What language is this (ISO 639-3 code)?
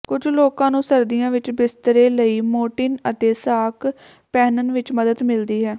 pan